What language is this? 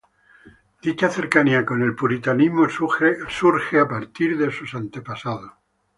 Spanish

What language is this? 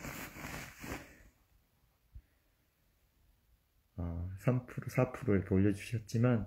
Korean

